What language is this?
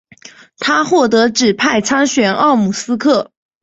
Chinese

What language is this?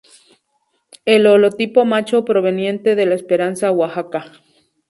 Spanish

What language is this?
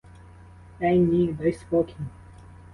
Ukrainian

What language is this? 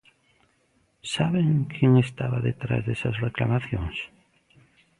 Galician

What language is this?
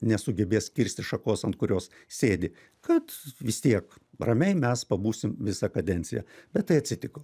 Lithuanian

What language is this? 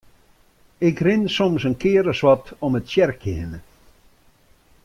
Western Frisian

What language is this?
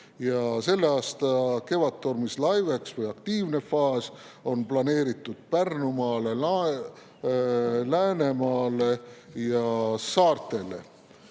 Estonian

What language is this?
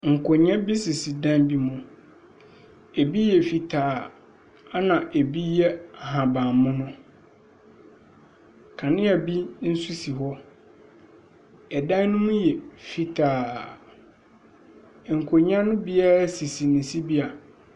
Akan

